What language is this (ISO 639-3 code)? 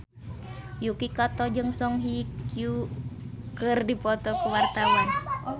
sun